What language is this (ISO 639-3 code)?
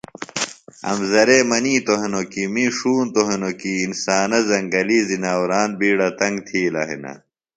phl